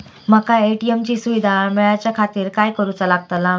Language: Marathi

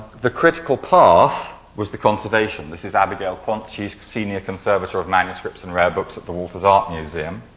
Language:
English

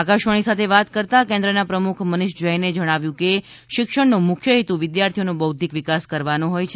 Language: Gujarati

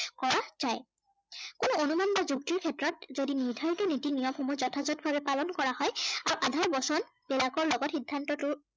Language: Assamese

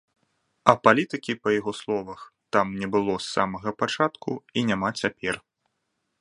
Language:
Belarusian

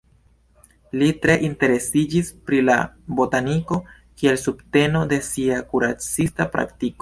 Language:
Esperanto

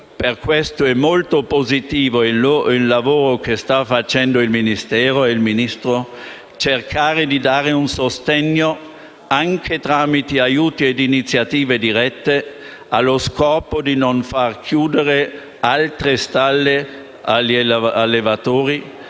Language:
Italian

